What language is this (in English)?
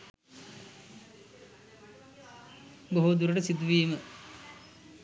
Sinhala